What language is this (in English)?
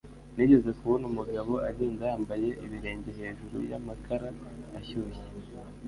Kinyarwanda